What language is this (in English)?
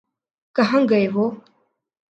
Urdu